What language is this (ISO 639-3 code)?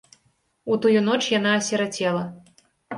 bel